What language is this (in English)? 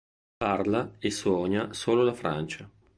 Italian